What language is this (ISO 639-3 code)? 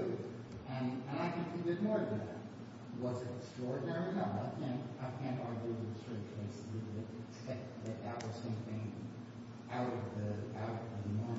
eng